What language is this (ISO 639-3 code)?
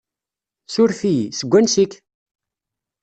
kab